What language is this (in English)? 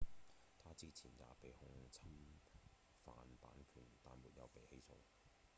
Cantonese